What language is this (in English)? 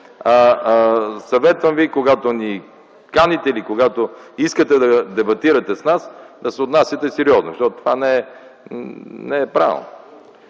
Bulgarian